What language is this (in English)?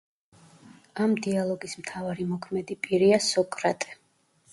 Georgian